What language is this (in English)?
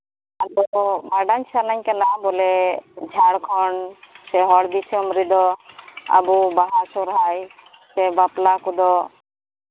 Santali